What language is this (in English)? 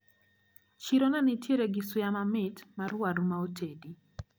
Luo (Kenya and Tanzania)